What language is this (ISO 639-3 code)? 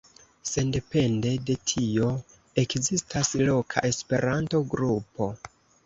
epo